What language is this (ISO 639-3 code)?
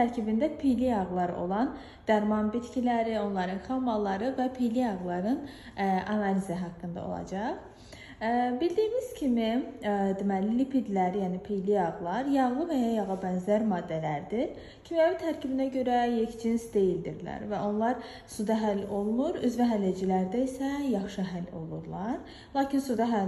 tur